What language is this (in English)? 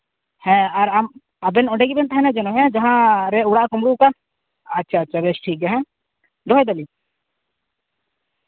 Santali